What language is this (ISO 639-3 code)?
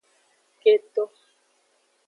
ajg